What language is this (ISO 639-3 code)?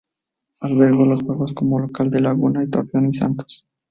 spa